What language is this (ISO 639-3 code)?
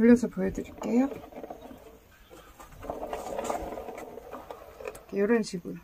kor